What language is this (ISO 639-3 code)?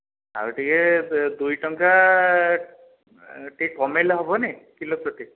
ori